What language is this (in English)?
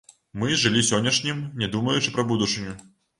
Belarusian